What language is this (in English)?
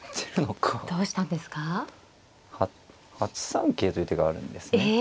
Japanese